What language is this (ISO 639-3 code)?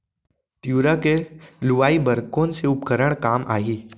hne